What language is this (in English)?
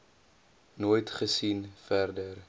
Afrikaans